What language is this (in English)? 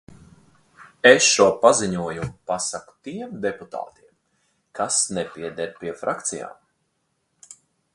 Latvian